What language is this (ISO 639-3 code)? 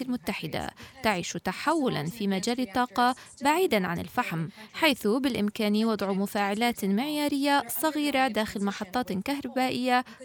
ara